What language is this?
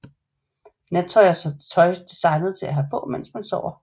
Danish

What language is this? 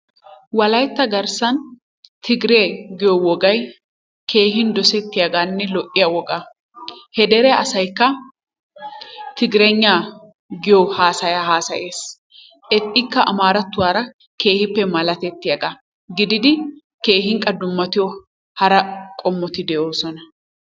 Wolaytta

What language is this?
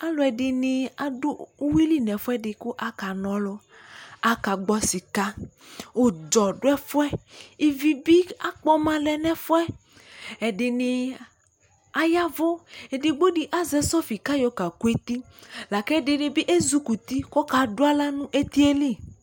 Ikposo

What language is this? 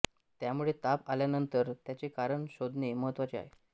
Marathi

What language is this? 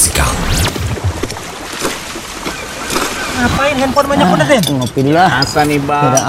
Indonesian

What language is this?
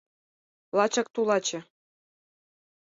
Mari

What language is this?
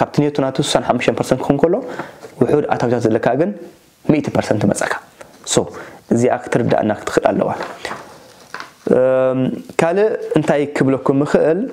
Arabic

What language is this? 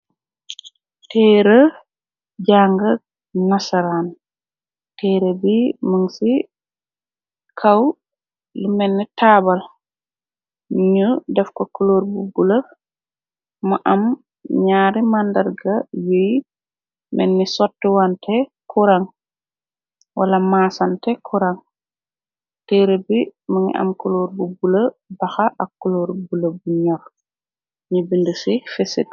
Wolof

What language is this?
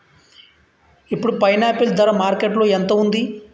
Telugu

